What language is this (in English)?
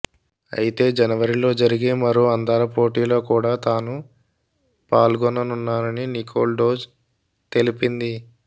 Telugu